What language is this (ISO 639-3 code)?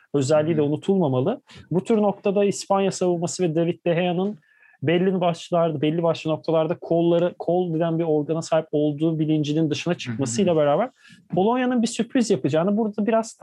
tur